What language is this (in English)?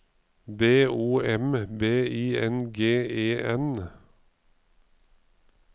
Norwegian